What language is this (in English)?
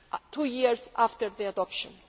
English